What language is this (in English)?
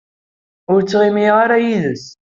Kabyle